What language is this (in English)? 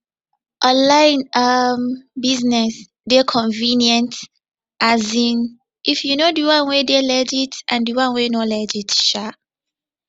Nigerian Pidgin